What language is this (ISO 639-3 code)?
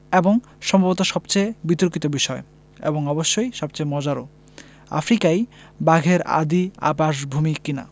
ben